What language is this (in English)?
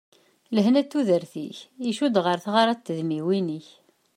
Kabyle